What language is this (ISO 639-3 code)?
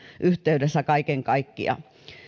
fin